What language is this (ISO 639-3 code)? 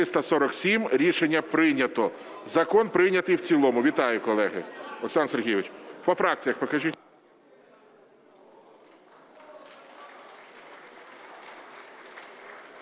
ukr